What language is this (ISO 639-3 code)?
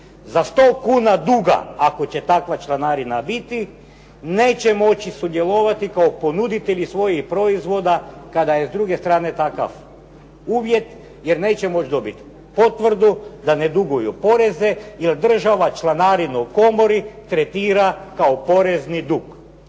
hrv